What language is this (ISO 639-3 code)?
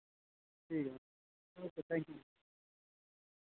doi